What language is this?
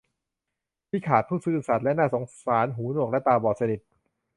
Thai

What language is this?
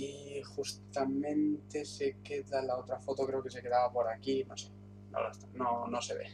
Spanish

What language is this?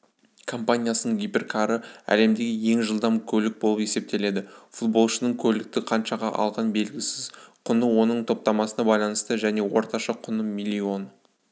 Kazakh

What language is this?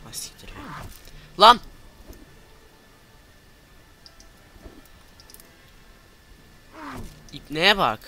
Turkish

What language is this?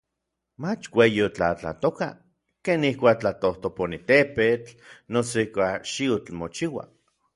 Orizaba Nahuatl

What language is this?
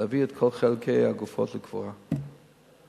Hebrew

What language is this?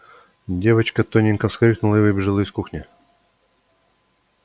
Russian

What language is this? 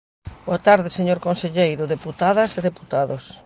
Galician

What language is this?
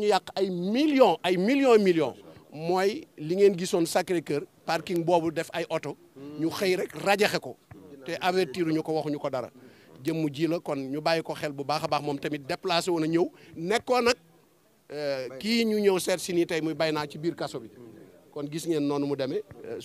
French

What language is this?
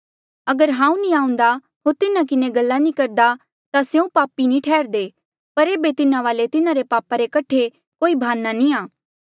Mandeali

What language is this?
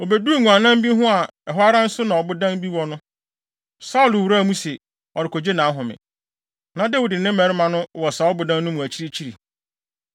Akan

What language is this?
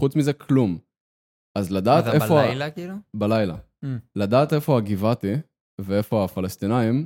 Hebrew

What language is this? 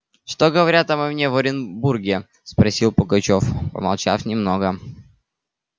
Russian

